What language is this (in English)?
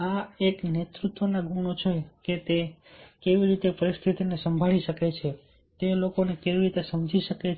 Gujarati